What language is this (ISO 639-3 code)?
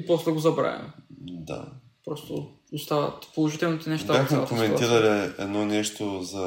bul